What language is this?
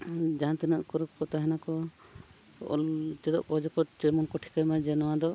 Santali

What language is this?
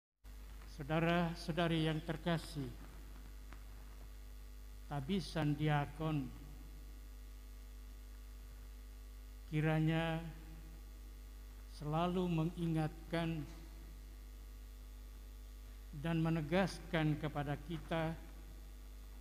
Indonesian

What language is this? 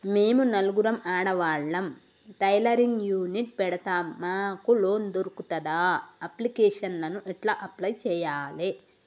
Telugu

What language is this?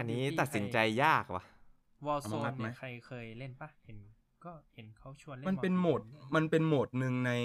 Thai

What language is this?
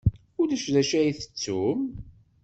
Kabyle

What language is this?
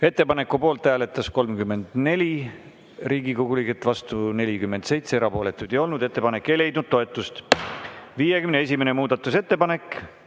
Estonian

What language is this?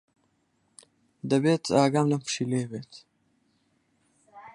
Central Kurdish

